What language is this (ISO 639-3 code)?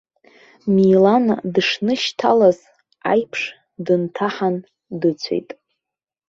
abk